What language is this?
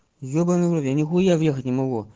Russian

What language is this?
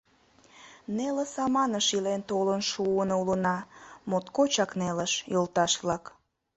Mari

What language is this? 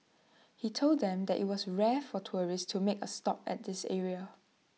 English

